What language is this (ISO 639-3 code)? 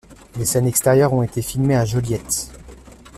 fra